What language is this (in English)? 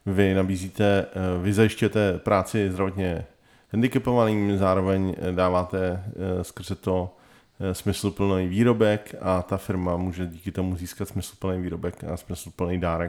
Czech